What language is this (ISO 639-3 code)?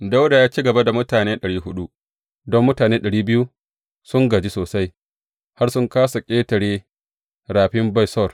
hau